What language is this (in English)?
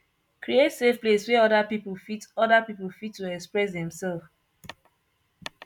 Nigerian Pidgin